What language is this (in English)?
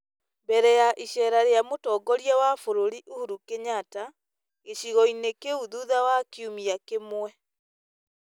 Kikuyu